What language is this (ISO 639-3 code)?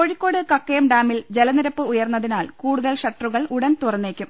mal